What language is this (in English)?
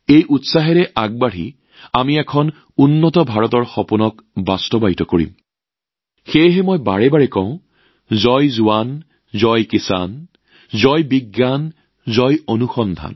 Assamese